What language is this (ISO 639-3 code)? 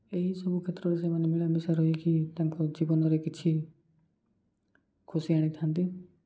ori